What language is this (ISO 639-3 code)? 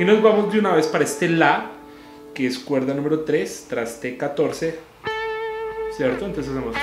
spa